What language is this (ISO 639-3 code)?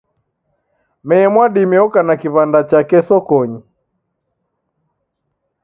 dav